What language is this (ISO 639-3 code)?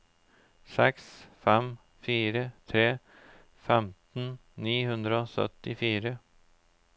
nor